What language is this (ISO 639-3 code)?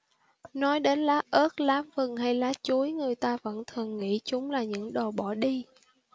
vie